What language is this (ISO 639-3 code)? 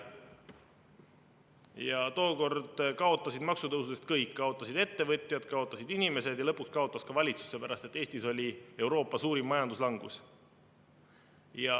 est